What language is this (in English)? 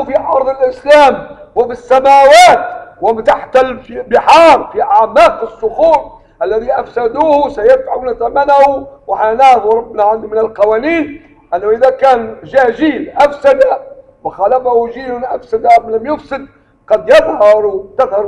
Arabic